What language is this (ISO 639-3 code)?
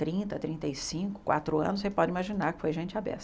por